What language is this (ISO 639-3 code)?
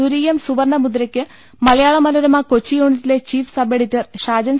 mal